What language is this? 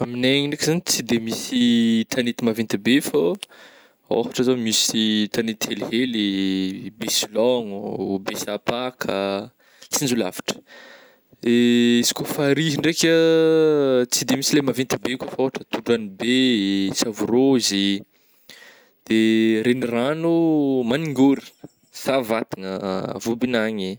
Northern Betsimisaraka Malagasy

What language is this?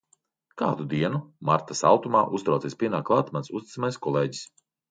Latvian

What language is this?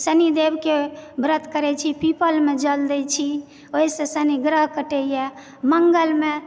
Maithili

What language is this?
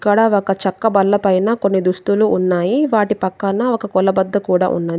Telugu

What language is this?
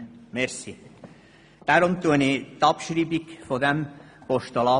Swiss German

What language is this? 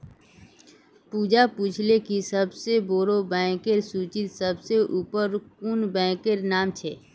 Magahi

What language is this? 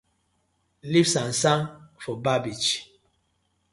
Nigerian Pidgin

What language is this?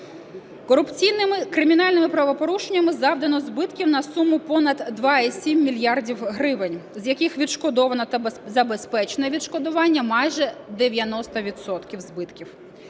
Ukrainian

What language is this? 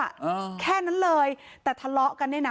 Thai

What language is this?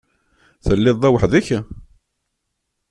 Kabyle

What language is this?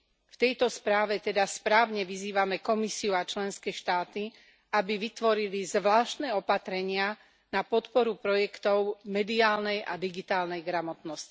Slovak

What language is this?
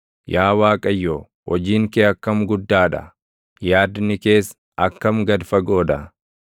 Oromo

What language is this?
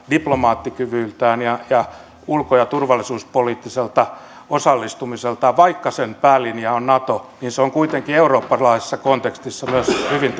Finnish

